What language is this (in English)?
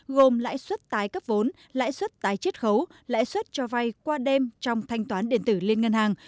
Vietnamese